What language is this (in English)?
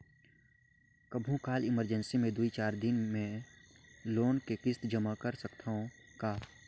Chhattisgarhi